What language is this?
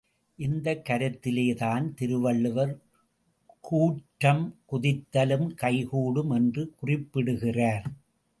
Tamil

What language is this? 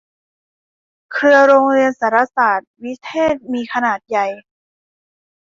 Thai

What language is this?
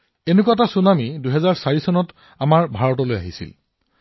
Assamese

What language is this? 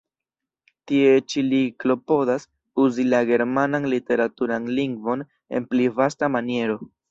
Esperanto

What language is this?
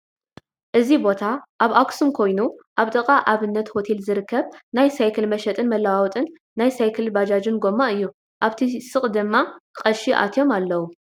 Tigrinya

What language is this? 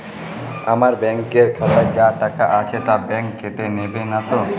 Bangla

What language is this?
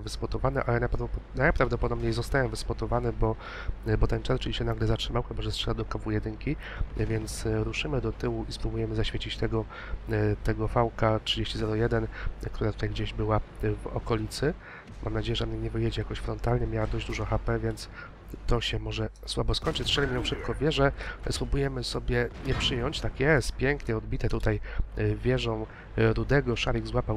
Polish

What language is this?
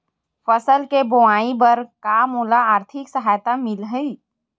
Chhattisgarhi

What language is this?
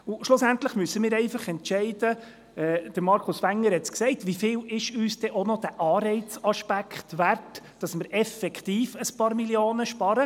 Swiss German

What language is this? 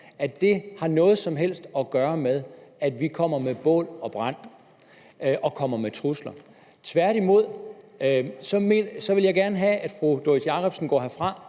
Danish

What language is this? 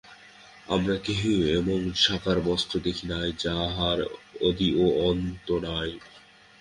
Bangla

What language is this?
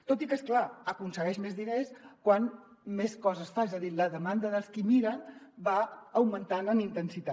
Catalan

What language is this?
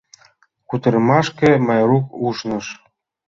Mari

